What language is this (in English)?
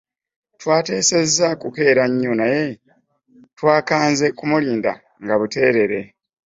Ganda